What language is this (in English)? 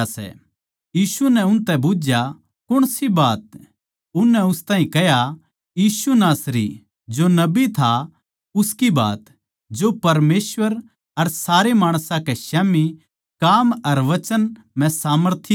Haryanvi